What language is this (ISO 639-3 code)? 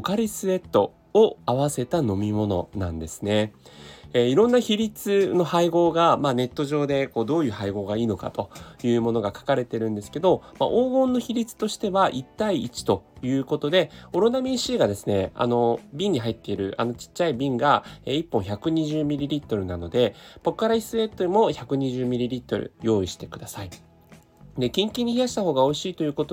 jpn